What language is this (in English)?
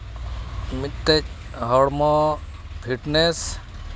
Santali